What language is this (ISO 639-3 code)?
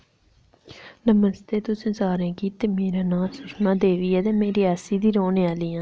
doi